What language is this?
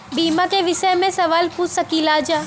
Bhojpuri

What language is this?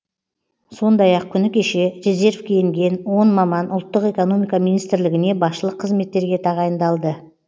Kazakh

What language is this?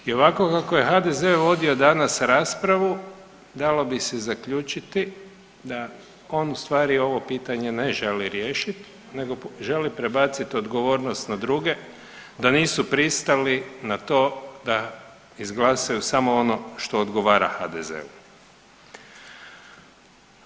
Croatian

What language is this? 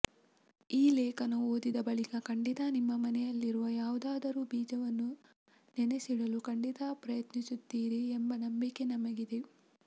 Kannada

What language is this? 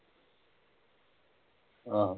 Punjabi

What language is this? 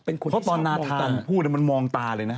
Thai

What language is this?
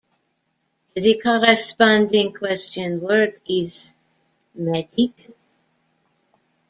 English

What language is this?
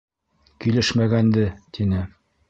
Bashkir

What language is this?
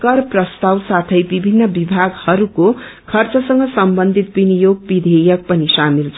Nepali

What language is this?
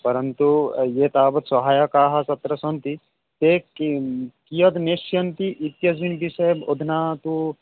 Sanskrit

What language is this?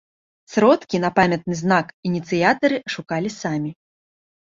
Belarusian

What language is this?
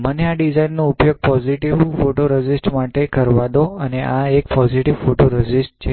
Gujarati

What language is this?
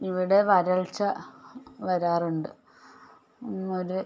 Malayalam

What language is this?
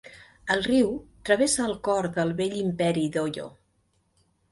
Catalan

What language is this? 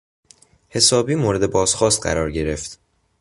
Persian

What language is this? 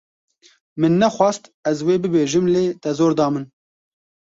Kurdish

